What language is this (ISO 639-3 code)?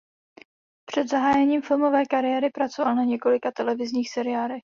ces